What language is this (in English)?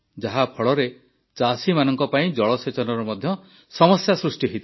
Odia